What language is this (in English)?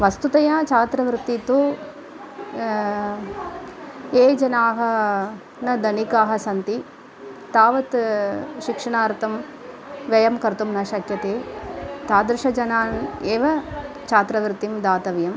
Sanskrit